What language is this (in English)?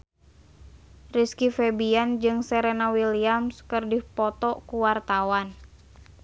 Sundanese